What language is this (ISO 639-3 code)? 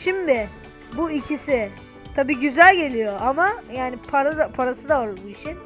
tur